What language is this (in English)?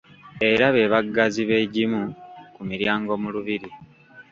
Ganda